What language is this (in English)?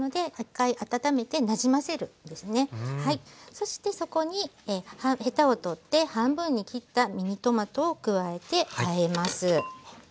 Japanese